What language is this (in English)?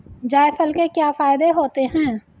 Hindi